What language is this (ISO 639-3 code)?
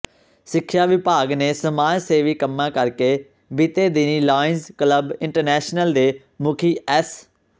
pan